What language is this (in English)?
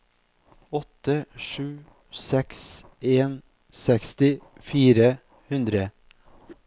Norwegian